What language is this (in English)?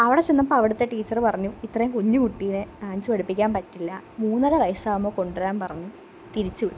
Malayalam